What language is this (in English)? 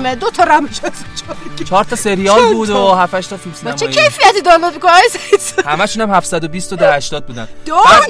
Persian